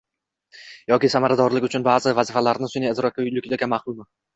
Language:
Uzbek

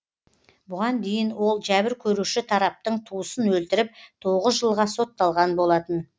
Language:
Kazakh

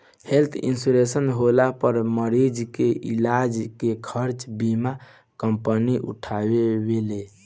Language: Bhojpuri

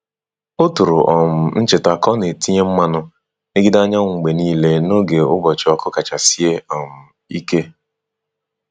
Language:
Igbo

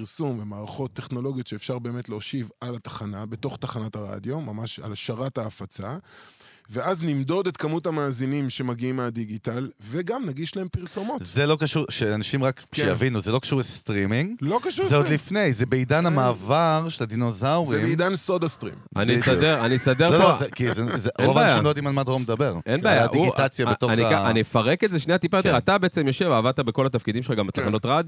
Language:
Hebrew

